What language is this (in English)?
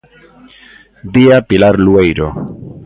Galician